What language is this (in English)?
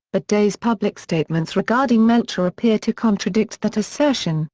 English